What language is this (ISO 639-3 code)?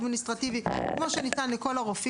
heb